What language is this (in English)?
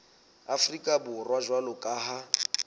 Southern Sotho